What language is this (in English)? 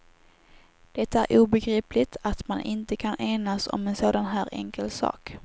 Swedish